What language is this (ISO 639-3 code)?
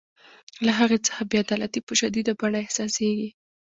pus